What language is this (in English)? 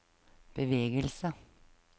Norwegian